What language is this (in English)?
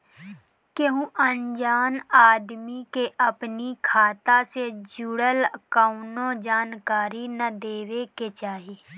Bhojpuri